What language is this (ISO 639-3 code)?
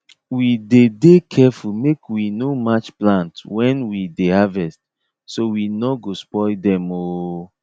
pcm